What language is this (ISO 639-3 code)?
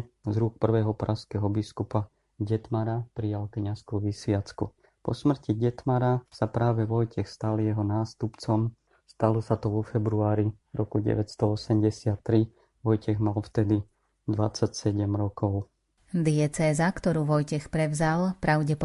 slk